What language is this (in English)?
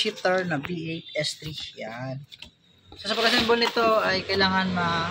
Filipino